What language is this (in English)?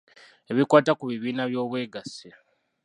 Ganda